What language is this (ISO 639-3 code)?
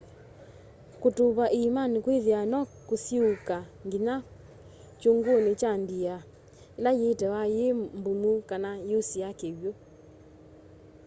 kam